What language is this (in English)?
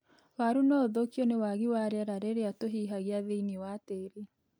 Kikuyu